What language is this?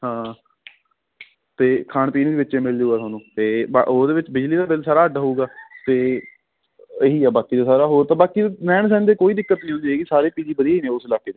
Punjabi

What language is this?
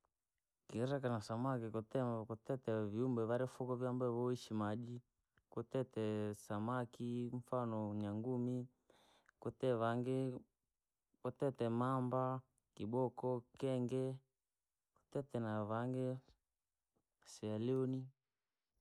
Langi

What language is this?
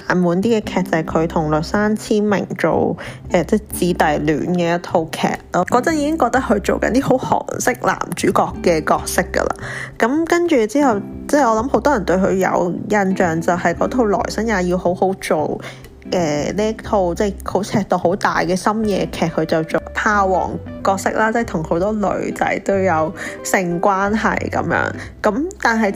Chinese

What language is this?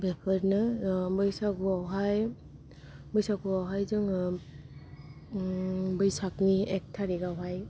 Bodo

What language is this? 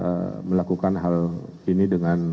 Indonesian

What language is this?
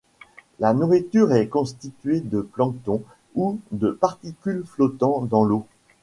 French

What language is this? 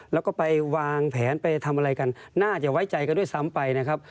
Thai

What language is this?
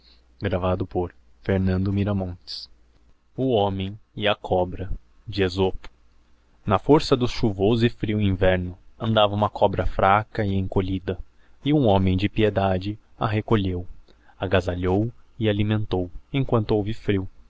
Portuguese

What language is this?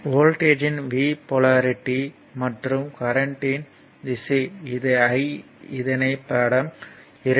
Tamil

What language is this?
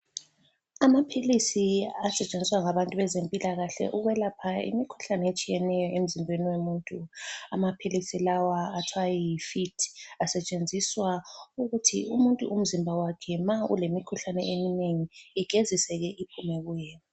North Ndebele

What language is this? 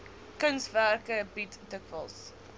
Afrikaans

